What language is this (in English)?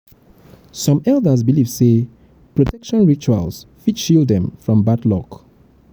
Nigerian Pidgin